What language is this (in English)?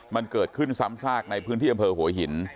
Thai